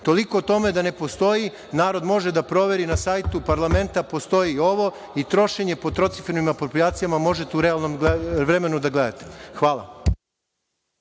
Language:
Serbian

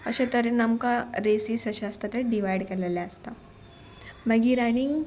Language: Konkani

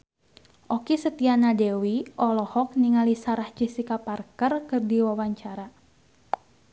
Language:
Sundanese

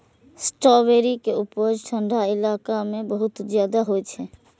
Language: Maithili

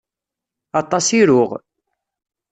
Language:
Kabyle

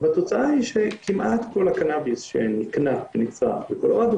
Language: Hebrew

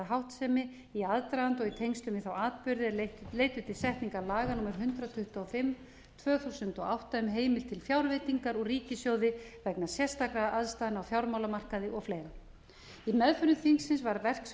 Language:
Icelandic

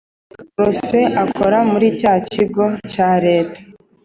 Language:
Kinyarwanda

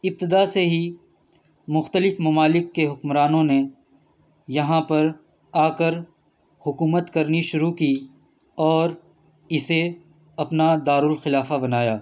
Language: Urdu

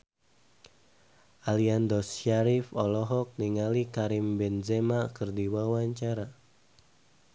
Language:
Sundanese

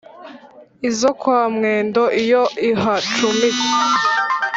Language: Kinyarwanda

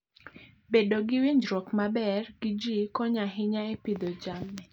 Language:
Luo (Kenya and Tanzania)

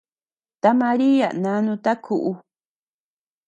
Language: Tepeuxila Cuicatec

